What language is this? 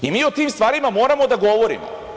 Serbian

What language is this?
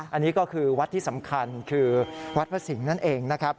Thai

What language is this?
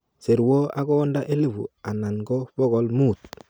Kalenjin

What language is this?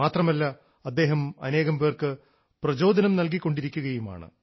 Malayalam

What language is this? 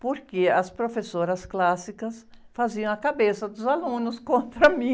Portuguese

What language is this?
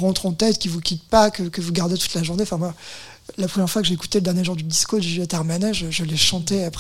French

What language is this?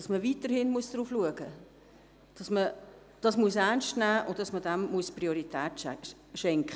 Swiss German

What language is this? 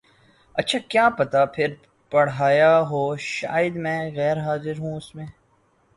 Urdu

